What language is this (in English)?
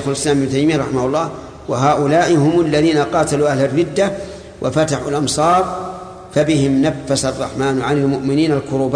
Arabic